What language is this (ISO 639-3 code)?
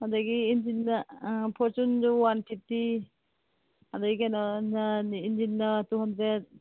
mni